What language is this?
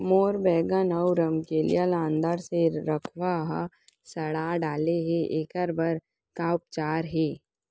Chhattisgarhi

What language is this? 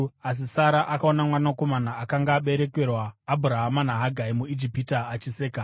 Shona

